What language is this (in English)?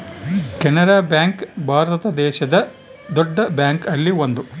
Kannada